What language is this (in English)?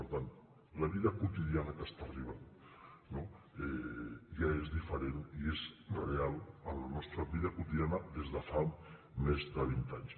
Catalan